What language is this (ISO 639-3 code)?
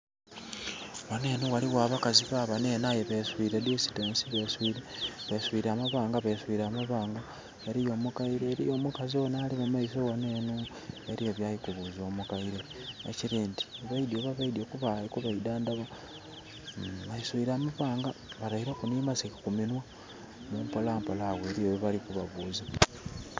xog